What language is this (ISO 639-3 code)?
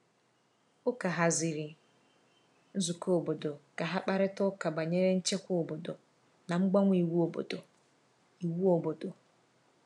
ibo